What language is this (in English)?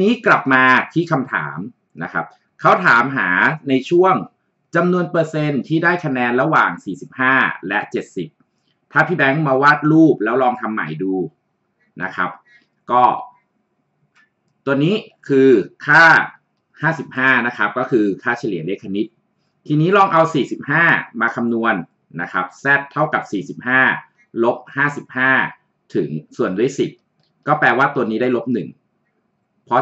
Thai